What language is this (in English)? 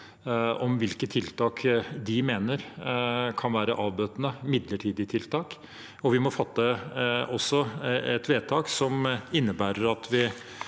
Norwegian